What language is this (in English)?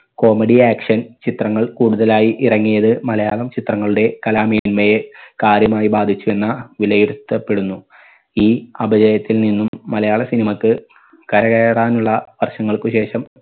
Malayalam